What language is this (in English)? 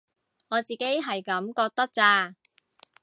Cantonese